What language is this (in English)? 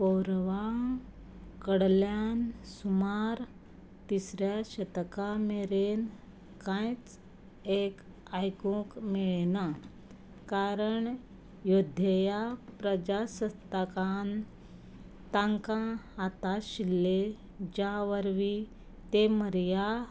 Konkani